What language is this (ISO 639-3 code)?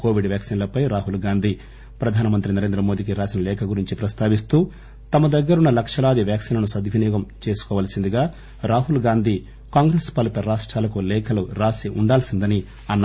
tel